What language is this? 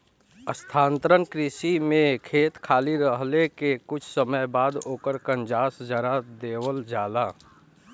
Bhojpuri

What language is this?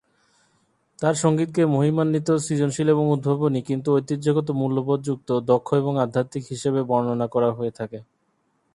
Bangla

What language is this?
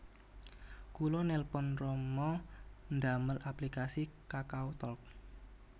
Javanese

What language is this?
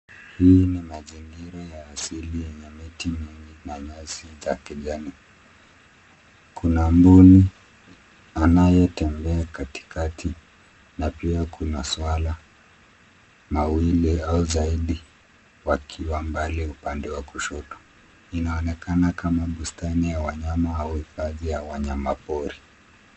Swahili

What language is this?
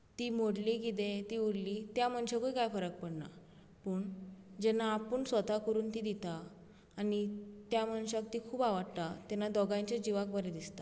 Konkani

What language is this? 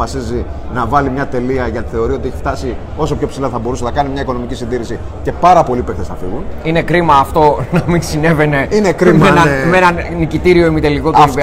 Greek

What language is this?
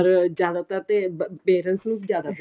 Punjabi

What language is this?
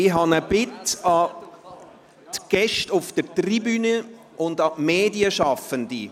Swiss German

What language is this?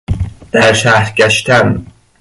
Persian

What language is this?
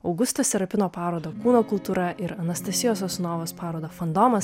Lithuanian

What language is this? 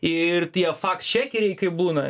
Lithuanian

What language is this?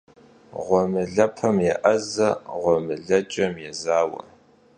Kabardian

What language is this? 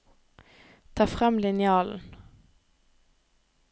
Norwegian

